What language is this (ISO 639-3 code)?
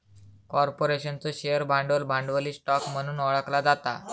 mar